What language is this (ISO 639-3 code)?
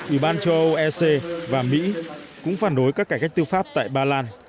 vie